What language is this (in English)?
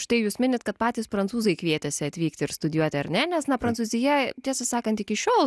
Lithuanian